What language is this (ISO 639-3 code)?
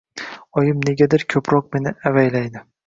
uzb